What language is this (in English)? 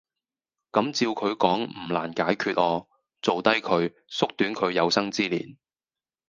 Cantonese